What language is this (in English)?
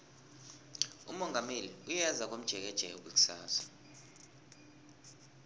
South Ndebele